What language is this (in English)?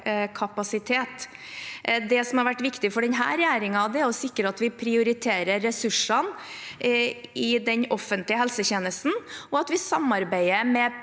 Norwegian